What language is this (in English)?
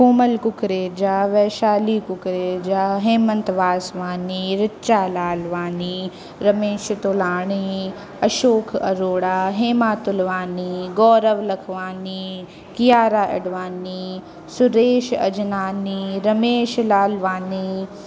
Sindhi